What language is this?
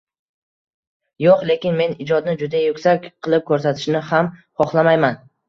Uzbek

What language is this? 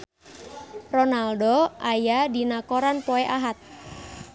Sundanese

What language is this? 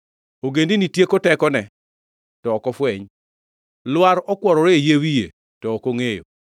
Luo (Kenya and Tanzania)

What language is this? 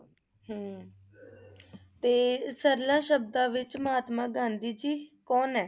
Punjabi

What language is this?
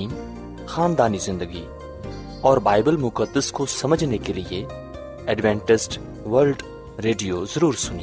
Urdu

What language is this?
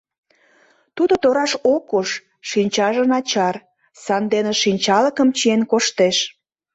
Mari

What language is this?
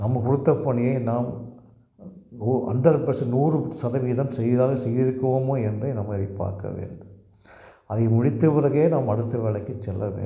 Tamil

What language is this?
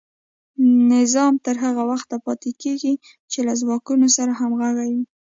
Pashto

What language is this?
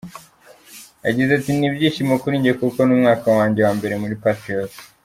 Kinyarwanda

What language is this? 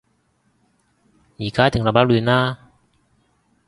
Cantonese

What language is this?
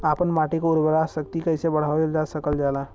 Bhojpuri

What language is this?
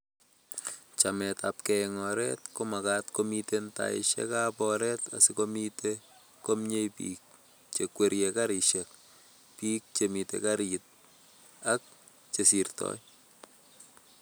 Kalenjin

